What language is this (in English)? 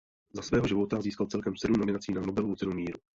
Czech